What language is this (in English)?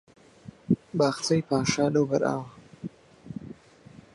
Central Kurdish